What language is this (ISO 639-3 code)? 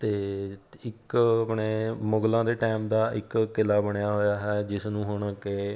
pan